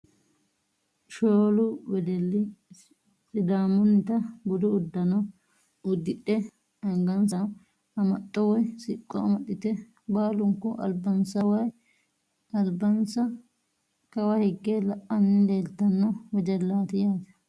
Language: Sidamo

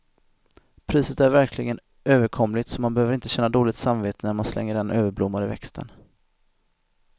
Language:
Swedish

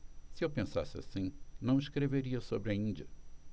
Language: Portuguese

